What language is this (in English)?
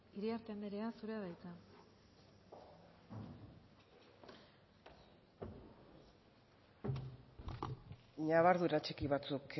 Basque